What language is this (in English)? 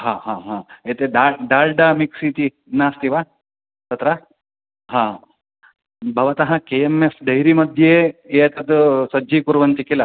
Sanskrit